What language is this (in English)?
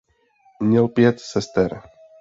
Czech